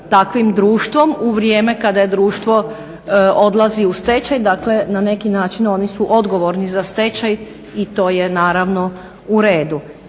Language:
Croatian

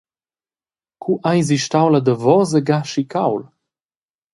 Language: Romansh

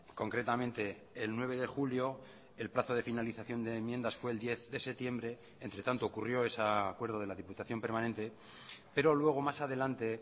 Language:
Spanish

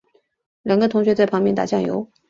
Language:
Chinese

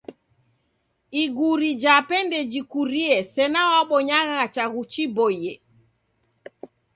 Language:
Taita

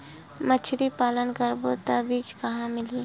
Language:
Chhattisgarhi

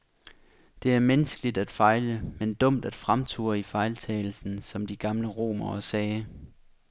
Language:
Danish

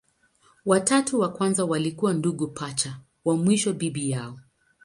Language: Swahili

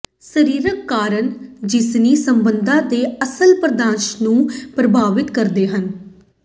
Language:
Punjabi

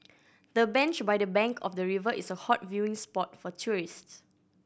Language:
English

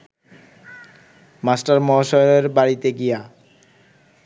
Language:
Bangla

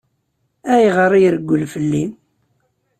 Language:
Kabyle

